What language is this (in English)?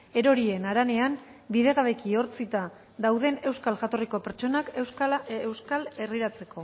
Basque